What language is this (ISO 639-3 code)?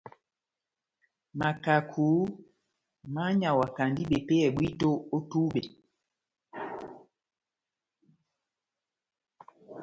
bnm